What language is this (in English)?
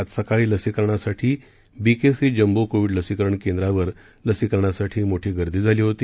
Marathi